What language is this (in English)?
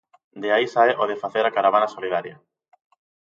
Galician